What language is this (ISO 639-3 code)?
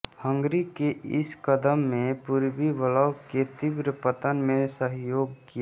hin